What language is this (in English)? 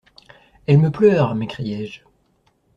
French